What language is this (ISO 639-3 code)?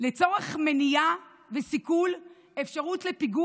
heb